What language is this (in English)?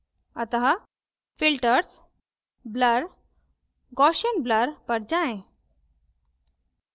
Hindi